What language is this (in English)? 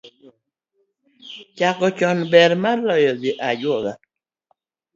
Luo (Kenya and Tanzania)